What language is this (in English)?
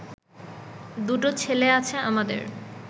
Bangla